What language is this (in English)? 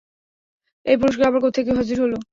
Bangla